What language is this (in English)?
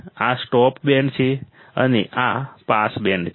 Gujarati